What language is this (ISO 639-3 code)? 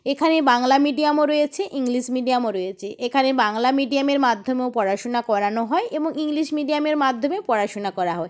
ben